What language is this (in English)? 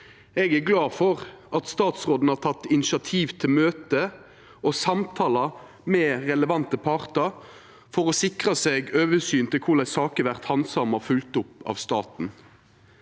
Norwegian